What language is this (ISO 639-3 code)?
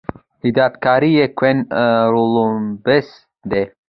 pus